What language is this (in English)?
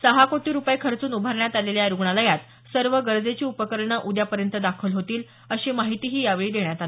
Marathi